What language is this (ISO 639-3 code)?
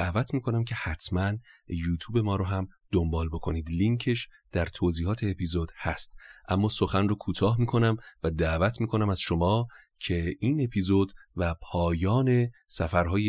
fas